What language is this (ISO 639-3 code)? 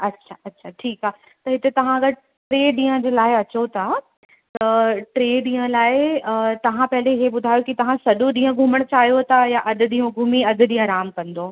snd